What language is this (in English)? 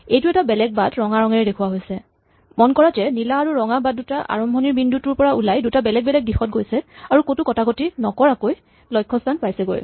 Assamese